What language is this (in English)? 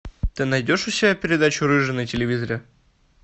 Russian